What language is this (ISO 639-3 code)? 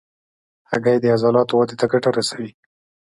pus